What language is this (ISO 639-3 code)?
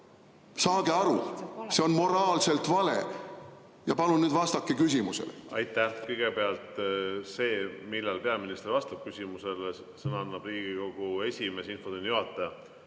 est